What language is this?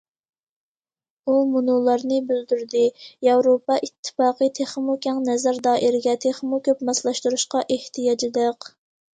Uyghur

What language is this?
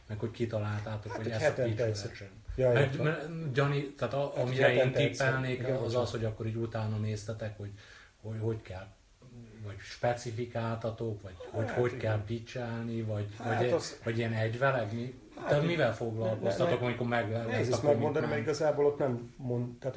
Hungarian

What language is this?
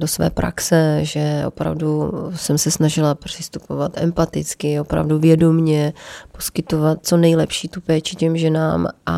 Czech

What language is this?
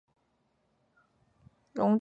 Chinese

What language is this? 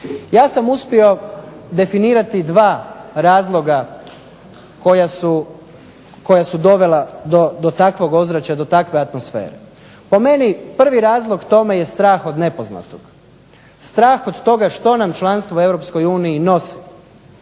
Croatian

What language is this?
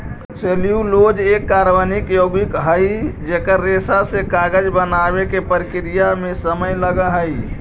Magahi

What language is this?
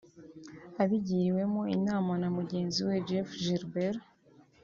Kinyarwanda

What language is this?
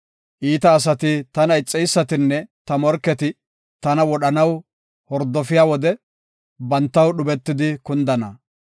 Gofa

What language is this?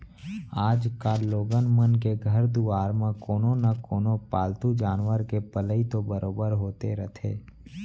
Chhattisgarhi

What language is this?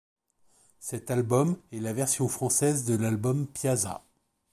French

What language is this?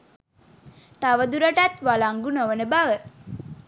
Sinhala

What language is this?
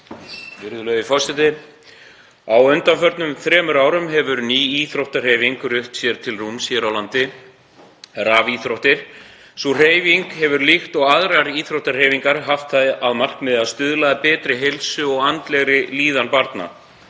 Icelandic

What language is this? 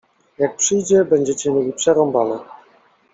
Polish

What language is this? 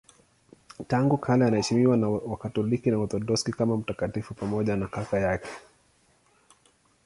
Swahili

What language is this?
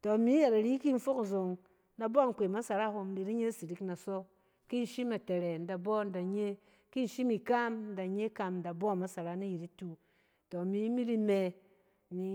Cen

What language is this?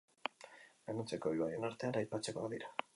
Basque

